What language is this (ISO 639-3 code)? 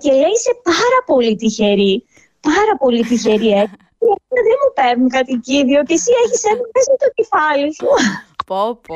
ell